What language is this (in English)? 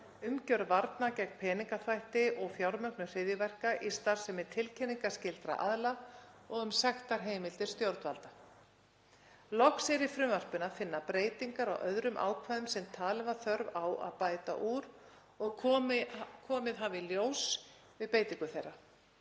Icelandic